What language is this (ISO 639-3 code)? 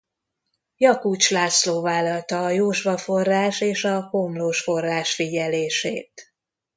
hun